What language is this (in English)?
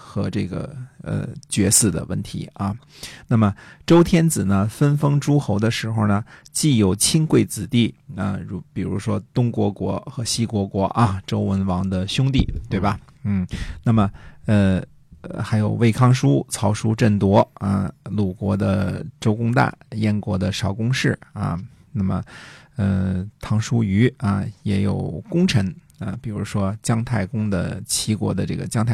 Chinese